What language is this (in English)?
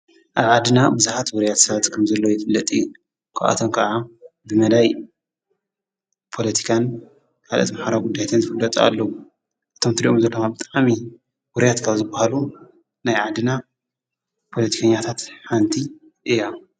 Tigrinya